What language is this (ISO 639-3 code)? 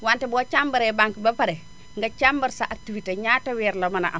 wol